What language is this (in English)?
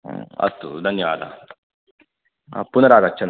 Sanskrit